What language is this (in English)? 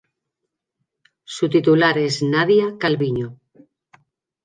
Spanish